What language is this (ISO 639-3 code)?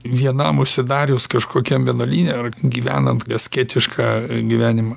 lit